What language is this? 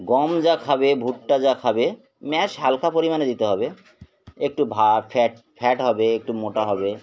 Bangla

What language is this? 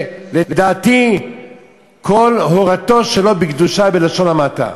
Hebrew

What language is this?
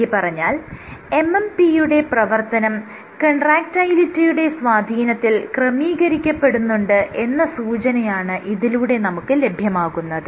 Malayalam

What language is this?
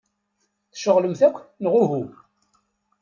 Kabyle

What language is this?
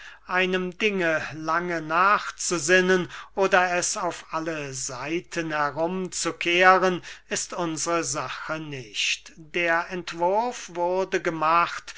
German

